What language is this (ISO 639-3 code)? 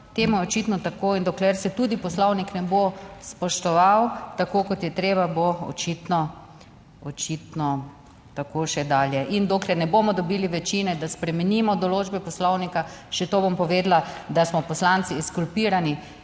slv